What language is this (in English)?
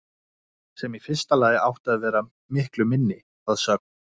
Icelandic